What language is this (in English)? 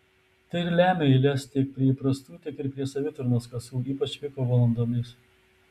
Lithuanian